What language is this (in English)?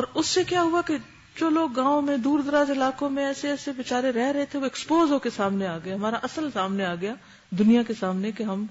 Urdu